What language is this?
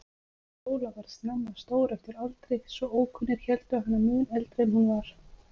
Icelandic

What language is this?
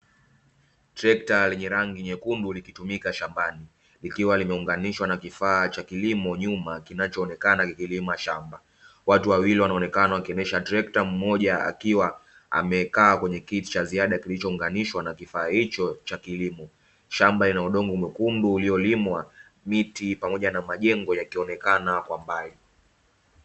Swahili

